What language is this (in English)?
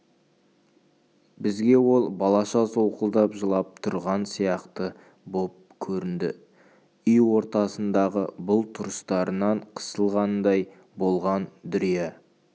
Kazakh